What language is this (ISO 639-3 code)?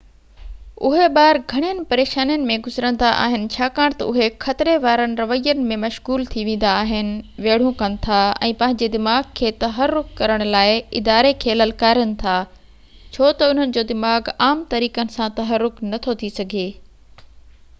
snd